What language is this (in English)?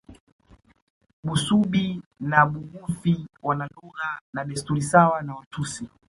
Swahili